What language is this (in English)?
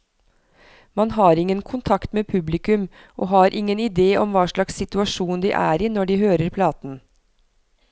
Norwegian